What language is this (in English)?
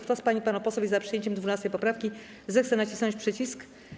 Polish